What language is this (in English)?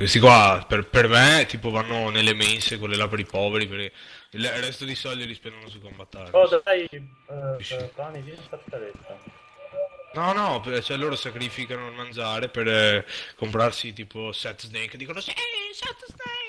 Italian